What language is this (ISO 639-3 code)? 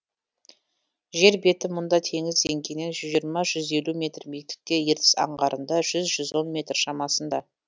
kaz